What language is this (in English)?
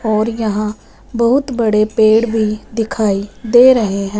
Hindi